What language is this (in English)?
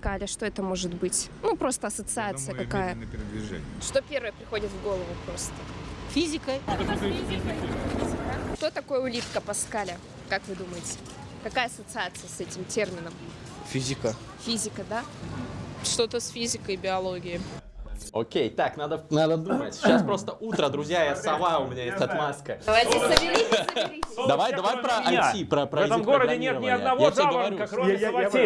Russian